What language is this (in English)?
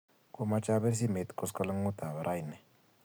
Kalenjin